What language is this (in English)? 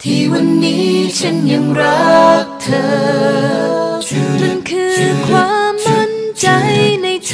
Thai